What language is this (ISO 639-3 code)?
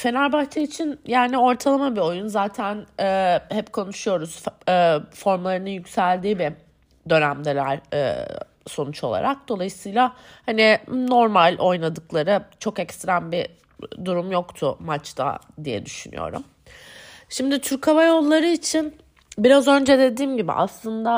tur